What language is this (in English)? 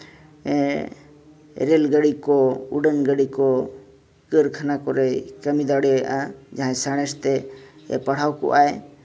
Santali